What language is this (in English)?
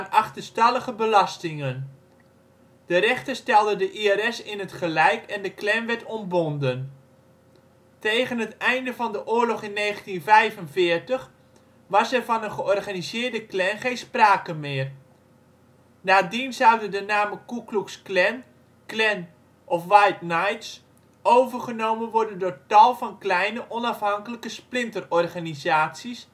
Dutch